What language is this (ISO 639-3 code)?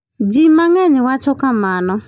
luo